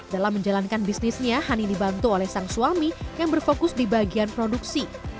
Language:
Indonesian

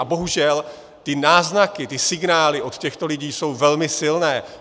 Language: Czech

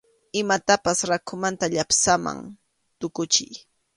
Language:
Arequipa-La Unión Quechua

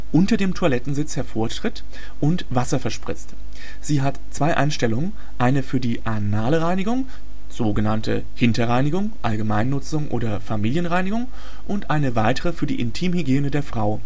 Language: German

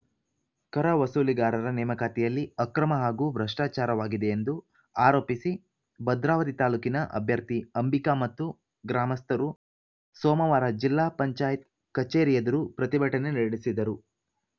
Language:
Kannada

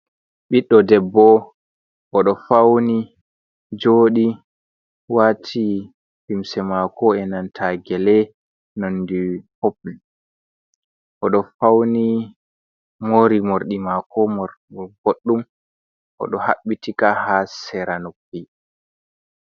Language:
Fula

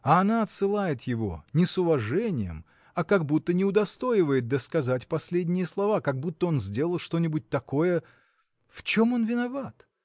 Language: Russian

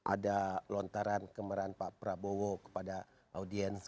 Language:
Indonesian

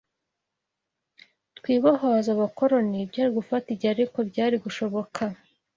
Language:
Kinyarwanda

